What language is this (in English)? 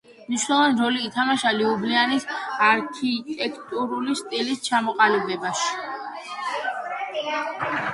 Georgian